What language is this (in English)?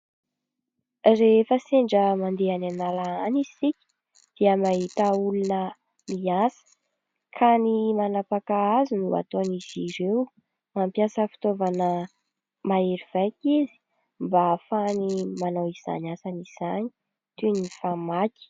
Malagasy